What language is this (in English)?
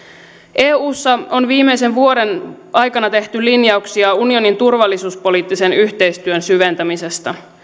Finnish